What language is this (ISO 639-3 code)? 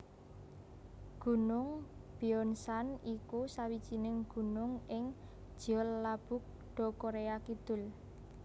jav